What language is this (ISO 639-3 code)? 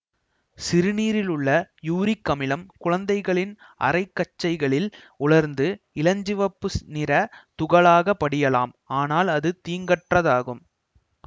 tam